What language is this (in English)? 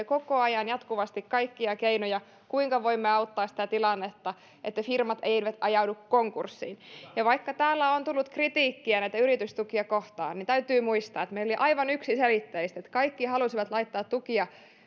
Finnish